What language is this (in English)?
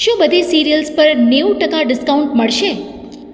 Gujarati